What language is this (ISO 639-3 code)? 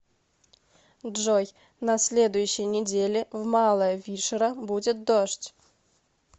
rus